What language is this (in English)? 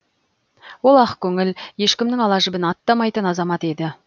Kazakh